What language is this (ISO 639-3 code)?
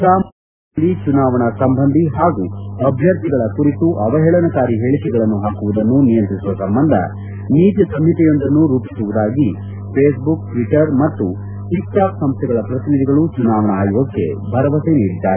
kan